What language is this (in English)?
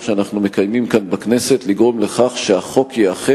Hebrew